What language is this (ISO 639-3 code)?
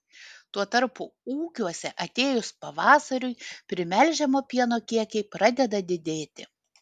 lit